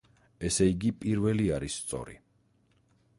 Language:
Georgian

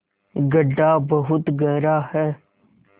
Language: Hindi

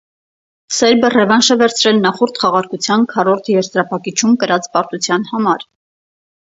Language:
Armenian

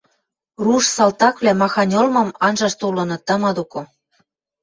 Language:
Western Mari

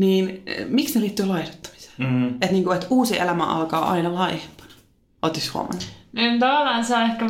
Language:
Finnish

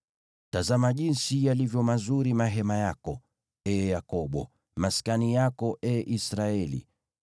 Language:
Swahili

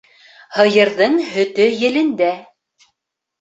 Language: Bashkir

